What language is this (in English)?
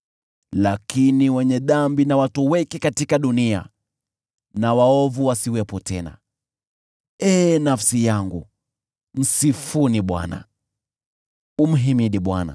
Swahili